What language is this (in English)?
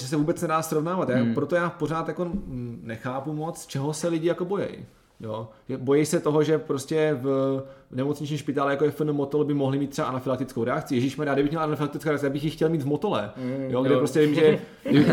Czech